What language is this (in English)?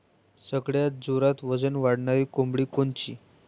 Marathi